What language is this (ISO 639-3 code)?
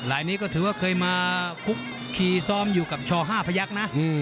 tha